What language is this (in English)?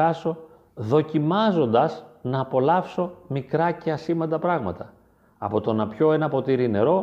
Greek